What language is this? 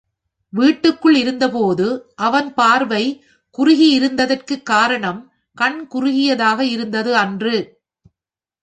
Tamil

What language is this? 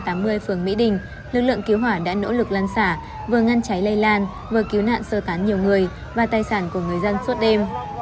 Vietnamese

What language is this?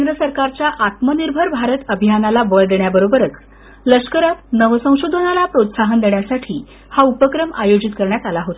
Marathi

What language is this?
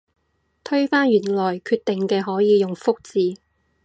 Cantonese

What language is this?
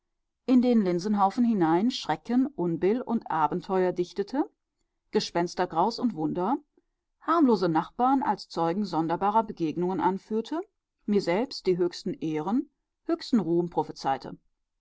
German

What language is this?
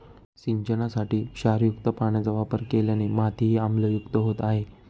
Marathi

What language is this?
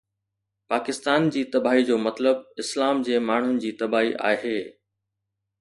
Sindhi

